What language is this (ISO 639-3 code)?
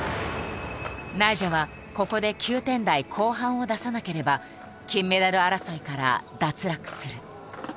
jpn